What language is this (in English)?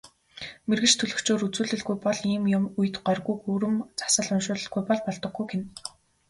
Mongolian